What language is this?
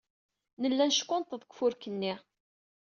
Kabyle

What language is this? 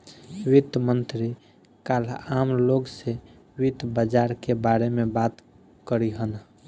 Bhojpuri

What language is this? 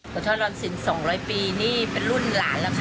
Thai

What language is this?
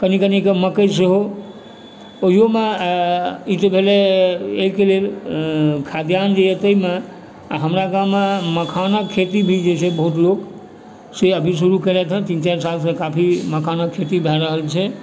Maithili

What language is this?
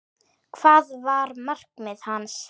Icelandic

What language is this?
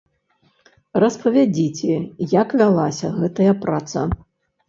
Belarusian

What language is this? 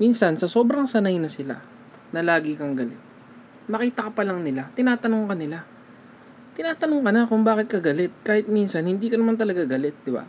Filipino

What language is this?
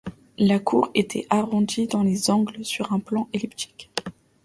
French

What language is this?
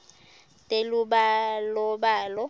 Swati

